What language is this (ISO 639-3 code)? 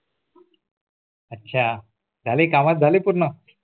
mar